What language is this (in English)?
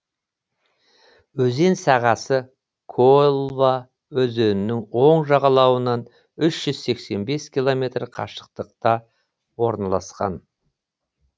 Kazakh